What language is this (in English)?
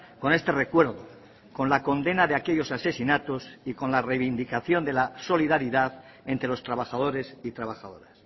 Spanish